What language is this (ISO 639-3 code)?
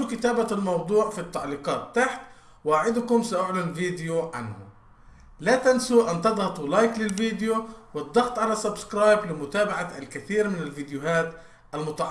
ara